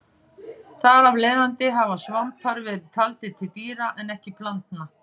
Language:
Icelandic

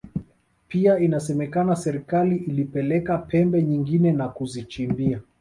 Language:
Swahili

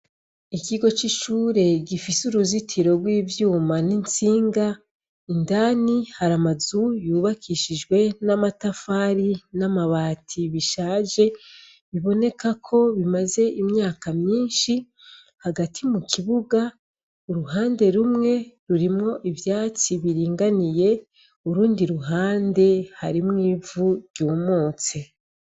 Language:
Rundi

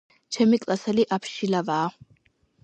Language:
Georgian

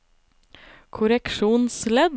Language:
Norwegian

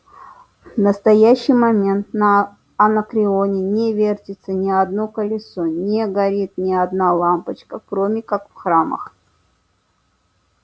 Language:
Russian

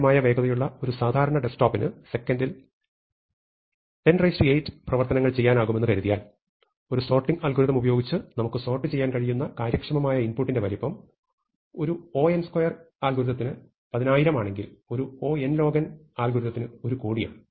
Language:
Malayalam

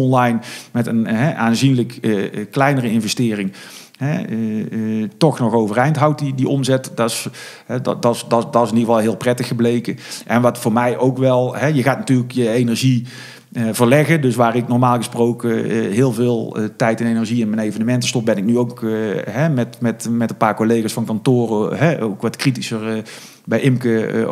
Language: Dutch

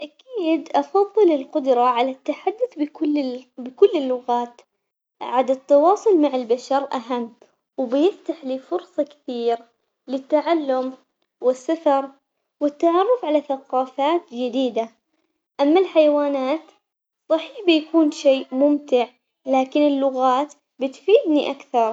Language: Omani Arabic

